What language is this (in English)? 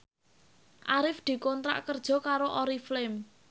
Javanese